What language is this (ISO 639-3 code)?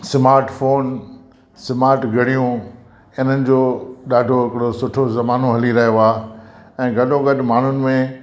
snd